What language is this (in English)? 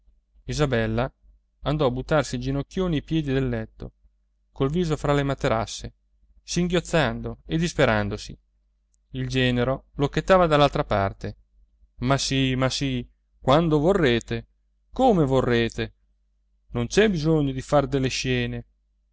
Italian